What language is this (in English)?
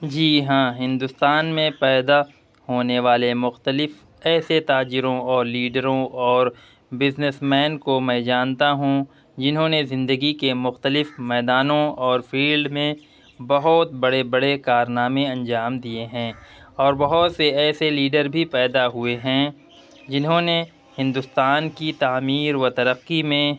Urdu